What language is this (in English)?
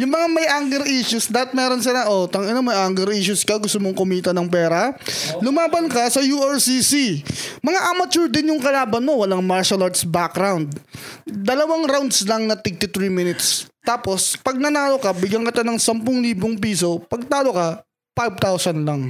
Filipino